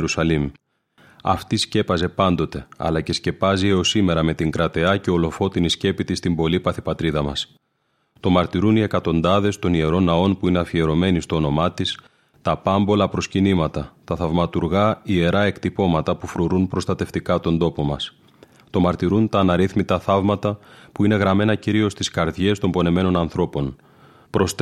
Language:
Greek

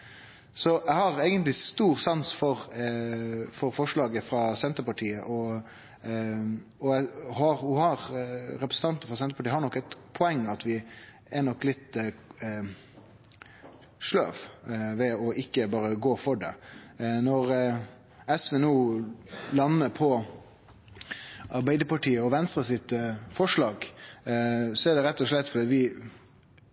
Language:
Norwegian Nynorsk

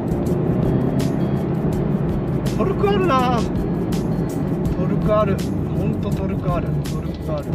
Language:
Japanese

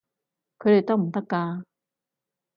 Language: Cantonese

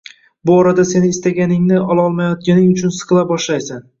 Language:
Uzbek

